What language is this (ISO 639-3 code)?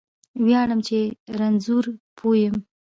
pus